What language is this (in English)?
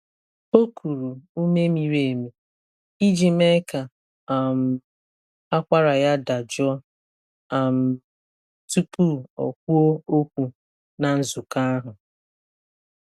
Igbo